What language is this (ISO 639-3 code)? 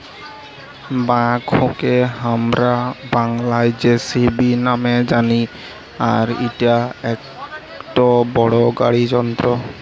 ben